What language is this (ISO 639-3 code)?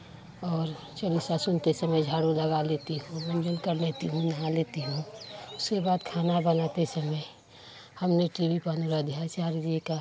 hin